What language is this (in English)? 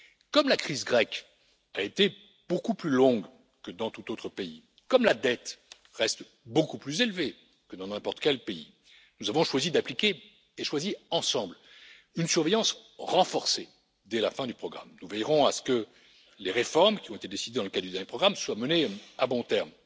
French